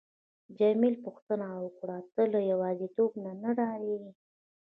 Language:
Pashto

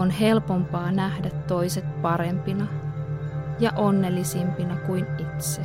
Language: Finnish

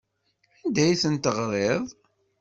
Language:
Kabyle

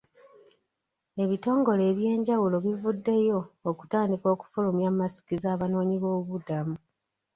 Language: Ganda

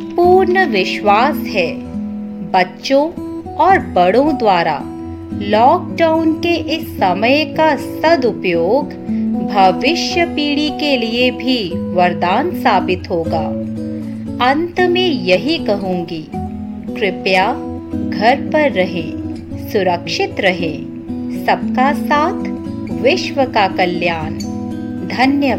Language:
Hindi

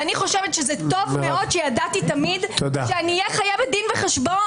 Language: Hebrew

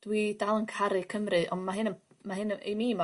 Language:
Welsh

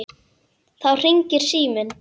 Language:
Icelandic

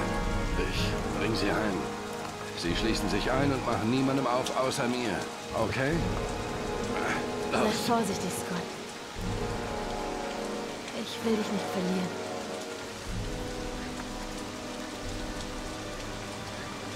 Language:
German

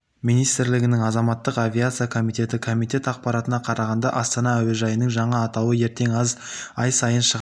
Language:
Kazakh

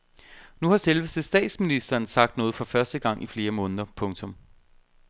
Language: Danish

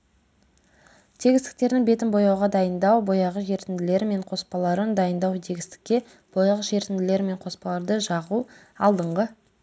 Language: Kazakh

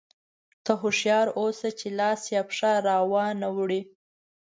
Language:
Pashto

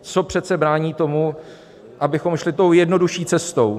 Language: Czech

